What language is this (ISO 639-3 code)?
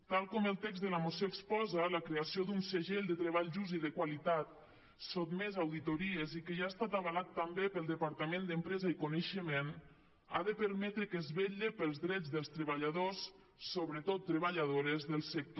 cat